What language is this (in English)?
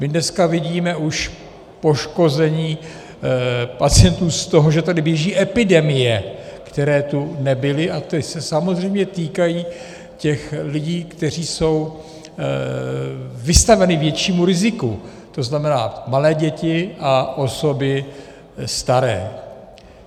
Czech